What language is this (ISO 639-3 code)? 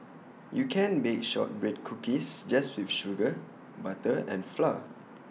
eng